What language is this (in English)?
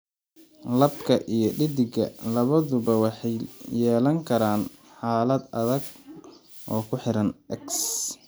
Somali